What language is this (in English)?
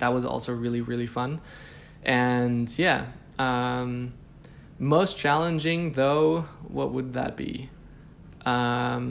English